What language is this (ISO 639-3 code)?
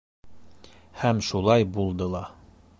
bak